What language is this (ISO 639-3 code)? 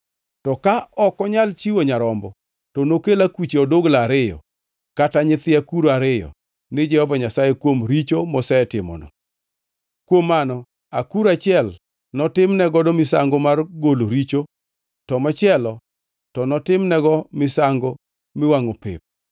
luo